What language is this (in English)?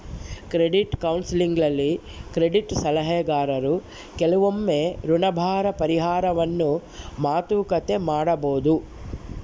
Kannada